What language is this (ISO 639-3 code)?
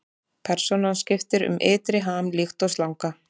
isl